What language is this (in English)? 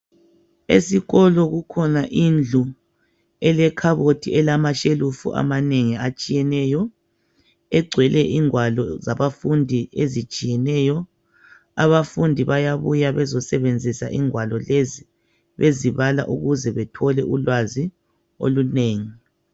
North Ndebele